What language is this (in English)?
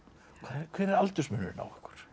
Icelandic